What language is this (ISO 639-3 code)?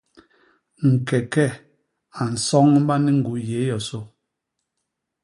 bas